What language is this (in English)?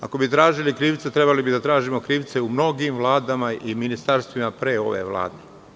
Serbian